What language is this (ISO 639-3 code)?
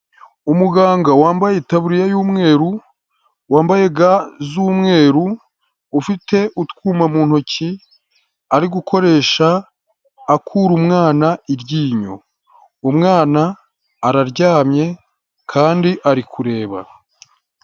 kin